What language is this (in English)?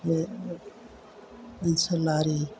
Bodo